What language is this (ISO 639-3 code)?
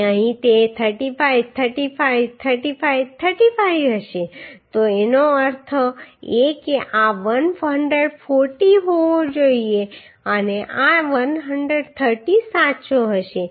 guj